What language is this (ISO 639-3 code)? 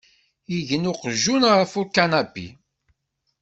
kab